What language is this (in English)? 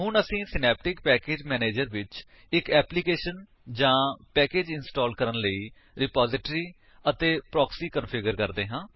Punjabi